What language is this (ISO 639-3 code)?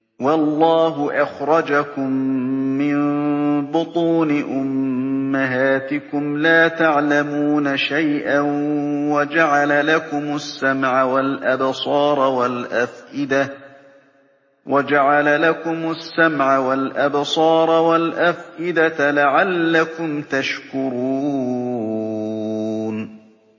ara